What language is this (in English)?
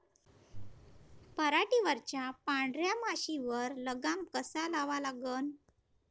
Marathi